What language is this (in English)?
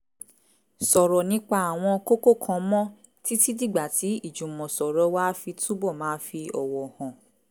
Yoruba